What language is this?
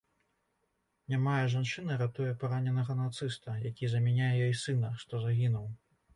Belarusian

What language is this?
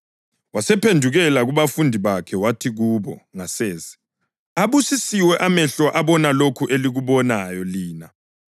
North Ndebele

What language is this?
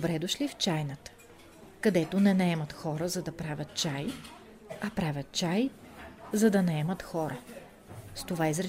Bulgarian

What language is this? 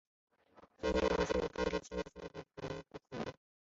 Chinese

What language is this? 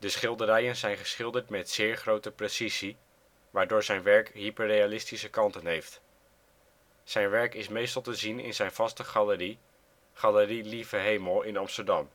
Dutch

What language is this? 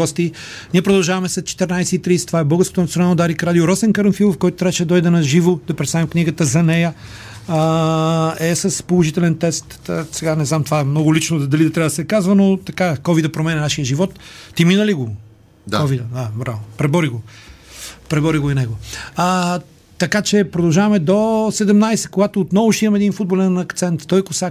Bulgarian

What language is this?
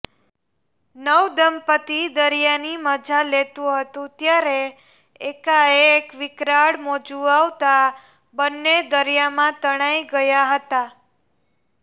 Gujarati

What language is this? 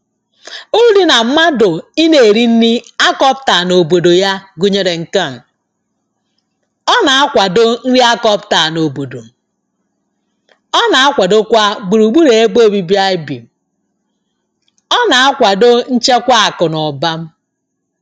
Igbo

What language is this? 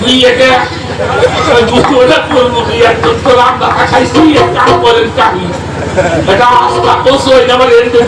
Bangla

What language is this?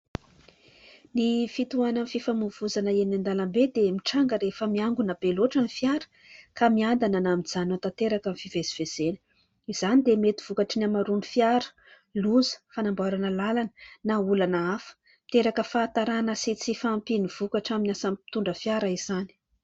Malagasy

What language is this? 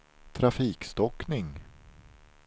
Swedish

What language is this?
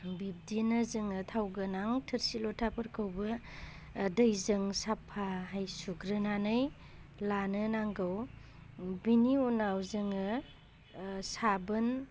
Bodo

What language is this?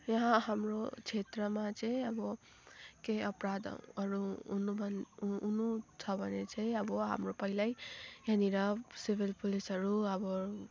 Nepali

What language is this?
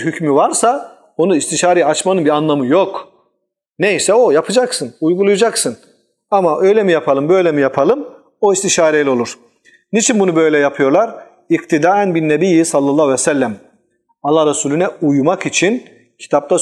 Turkish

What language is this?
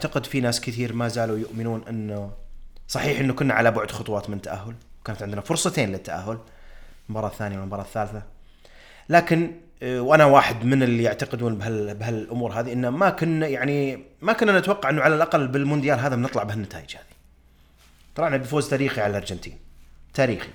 Arabic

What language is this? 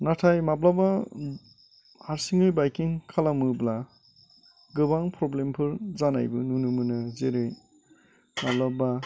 Bodo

